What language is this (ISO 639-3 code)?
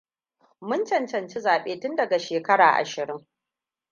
hau